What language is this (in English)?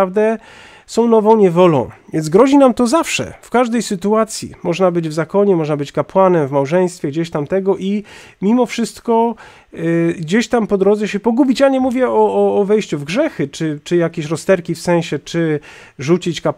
Polish